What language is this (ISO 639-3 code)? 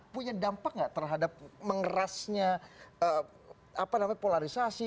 ind